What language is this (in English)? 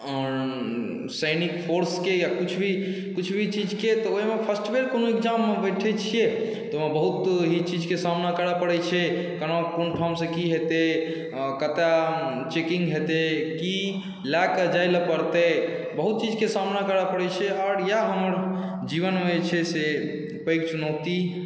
Maithili